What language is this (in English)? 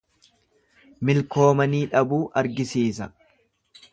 Oromo